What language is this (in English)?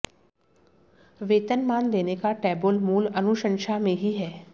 Hindi